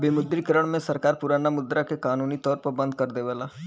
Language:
Bhojpuri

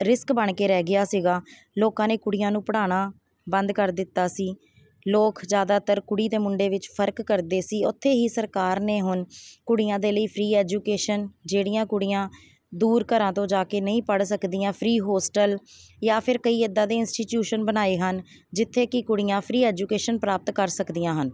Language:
Punjabi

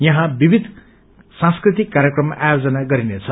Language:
Nepali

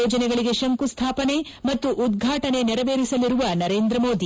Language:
Kannada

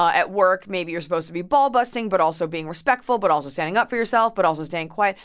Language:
English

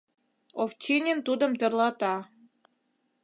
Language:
Mari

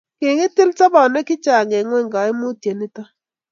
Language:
Kalenjin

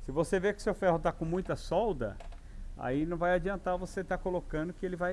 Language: Portuguese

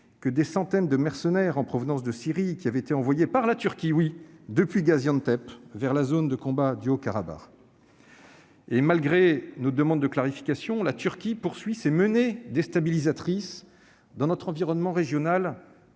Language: French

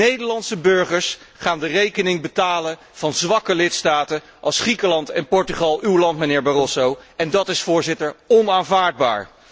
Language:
Dutch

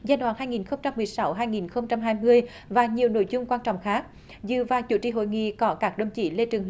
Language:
Vietnamese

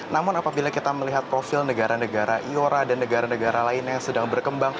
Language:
Indonesian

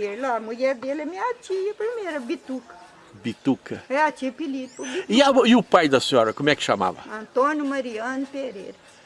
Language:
Portuguese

